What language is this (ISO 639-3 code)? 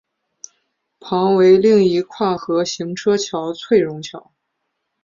zho